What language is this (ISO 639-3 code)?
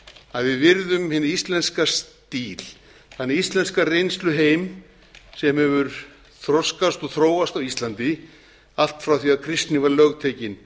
isl